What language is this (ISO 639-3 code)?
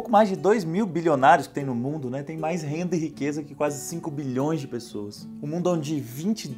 por